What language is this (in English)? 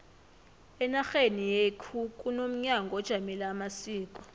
South Ndebele